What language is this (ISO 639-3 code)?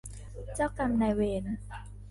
tha